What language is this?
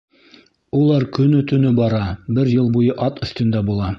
Bashkir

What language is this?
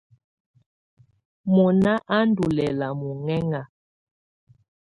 Tunen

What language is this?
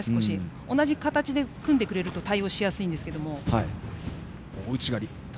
Japanese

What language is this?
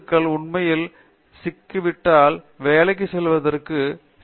Tamil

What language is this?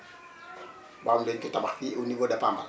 Wolof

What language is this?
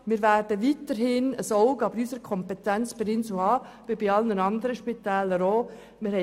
Swiss German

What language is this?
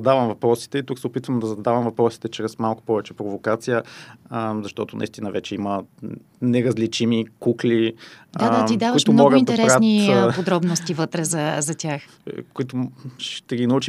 Bulgarian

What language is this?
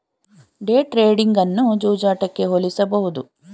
Kannada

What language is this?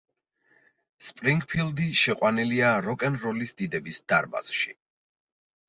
Georgian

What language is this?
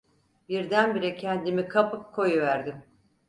Turkish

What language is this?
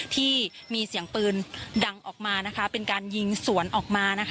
Thai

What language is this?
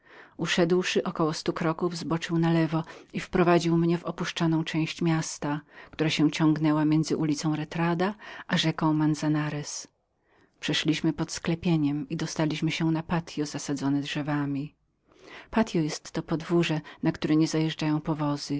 Polish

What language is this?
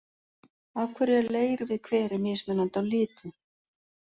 Icelandic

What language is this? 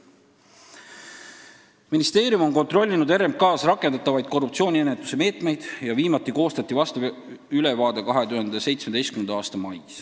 Estonian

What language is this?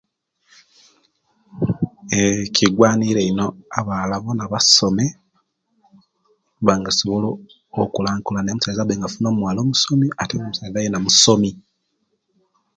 Kenyi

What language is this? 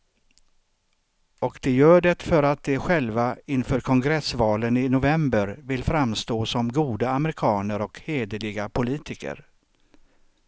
Swedish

